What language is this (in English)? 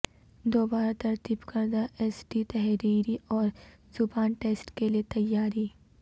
Urdu